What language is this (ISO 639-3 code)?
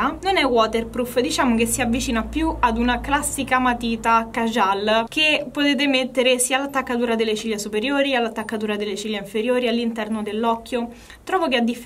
ita